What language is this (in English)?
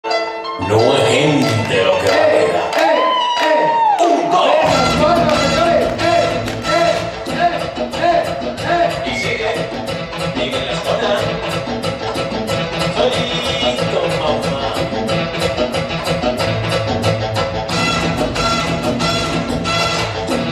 Spanish